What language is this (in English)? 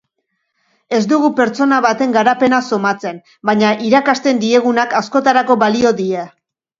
Basque